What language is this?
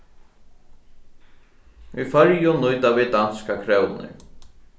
Faroese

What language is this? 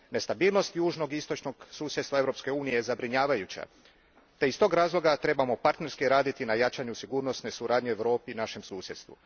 Croatian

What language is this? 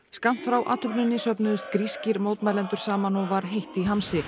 Icelandic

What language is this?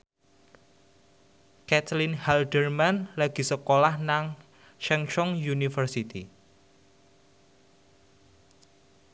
Javanese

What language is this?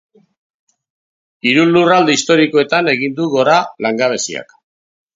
Basque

